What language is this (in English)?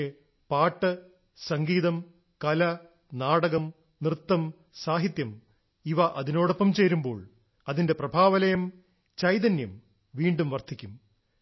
Malayalam